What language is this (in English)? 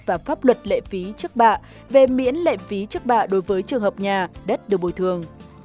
Vietnamese